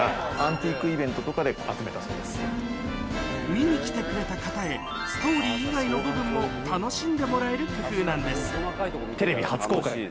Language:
Japanese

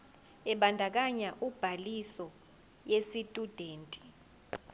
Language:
Zulu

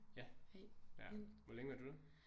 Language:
Danish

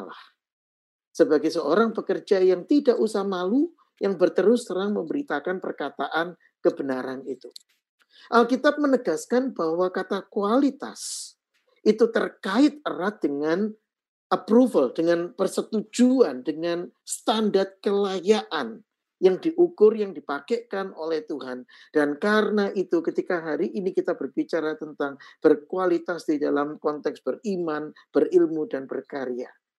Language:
Indonesian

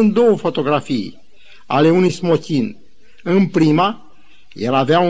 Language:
Romanian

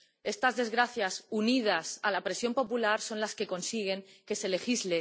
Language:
Spanish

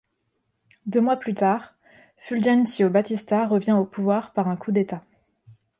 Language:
French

